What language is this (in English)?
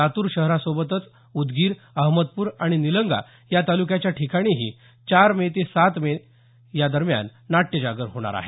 Marathi